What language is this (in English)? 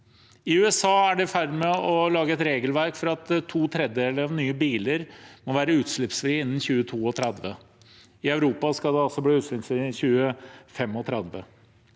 Norwegian